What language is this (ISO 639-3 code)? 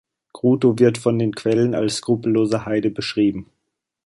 deu